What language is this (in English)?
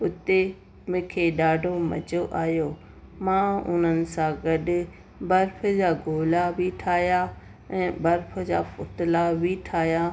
Sindhi